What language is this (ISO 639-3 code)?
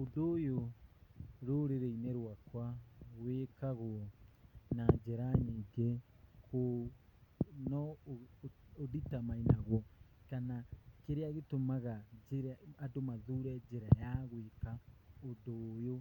kik